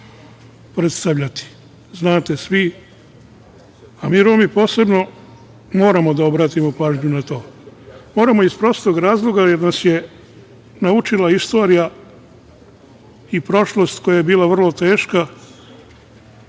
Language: Serbian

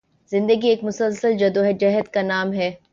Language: Urdu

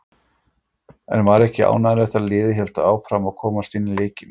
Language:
Icelandic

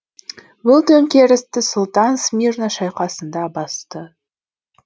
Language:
Kazakh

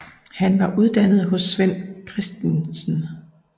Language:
Danish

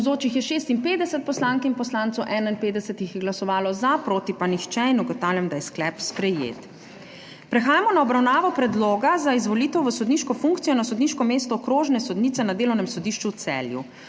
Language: Slovenian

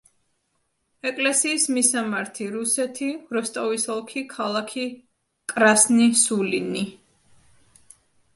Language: Georgian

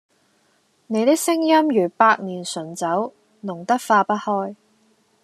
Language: Cantonese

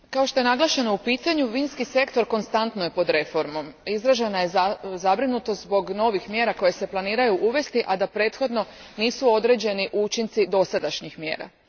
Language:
Croatian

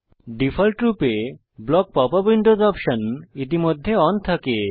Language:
Bangla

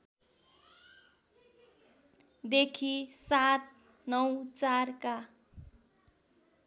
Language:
Nepali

